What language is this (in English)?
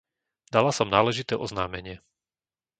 Slovak